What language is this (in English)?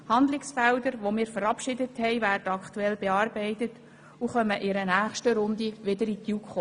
Swiss German